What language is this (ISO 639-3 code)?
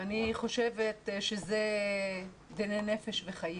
heb